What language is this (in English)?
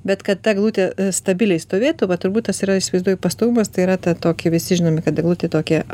Lithuanian